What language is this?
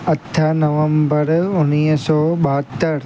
Sindhi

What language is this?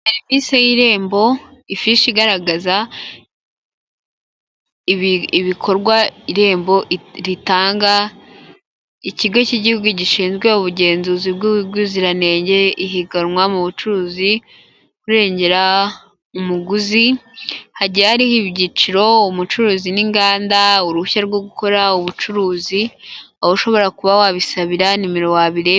Kinyarwanda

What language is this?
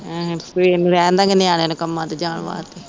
Punjabi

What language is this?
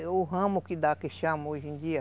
Portuguese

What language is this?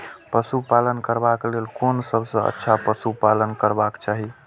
Maithili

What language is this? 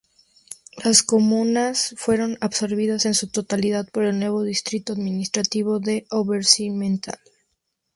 Spanish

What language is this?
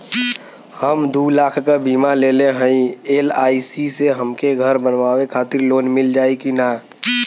Bhojpuri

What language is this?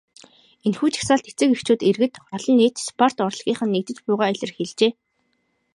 Mongolian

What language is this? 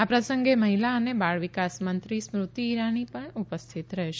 Gujarati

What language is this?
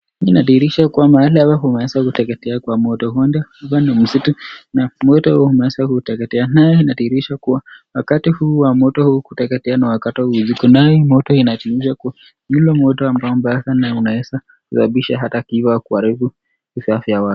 Swahili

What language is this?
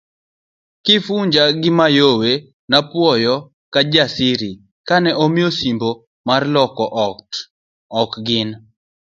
Luo (Kenya and Tanzania)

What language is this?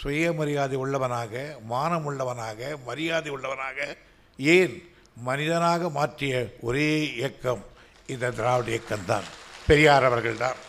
Tamil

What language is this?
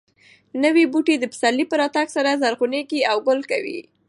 Pashto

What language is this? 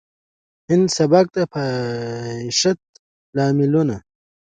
Pashto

